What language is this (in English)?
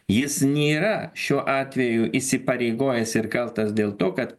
Lithuanian